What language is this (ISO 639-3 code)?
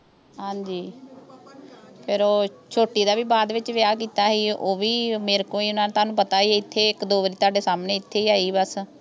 pan